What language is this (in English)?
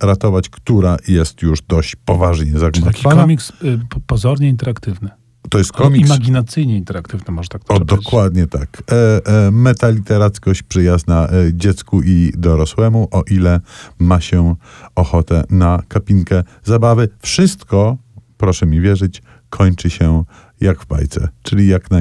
Polish